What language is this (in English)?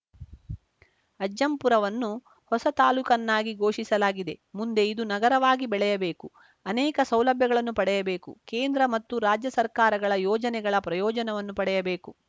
Kannada